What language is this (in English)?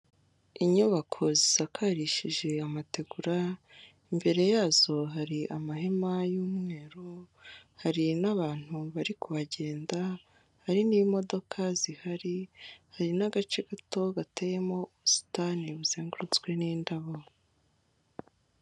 Kinyarwanda